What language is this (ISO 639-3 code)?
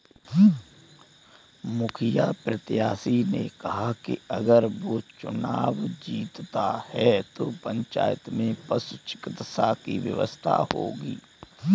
hin